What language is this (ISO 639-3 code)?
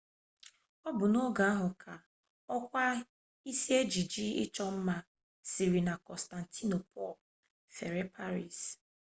ibo